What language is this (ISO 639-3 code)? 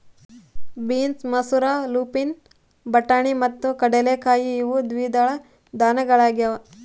kan